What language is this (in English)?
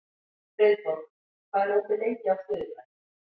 Icelandic